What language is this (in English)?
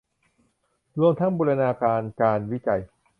Thai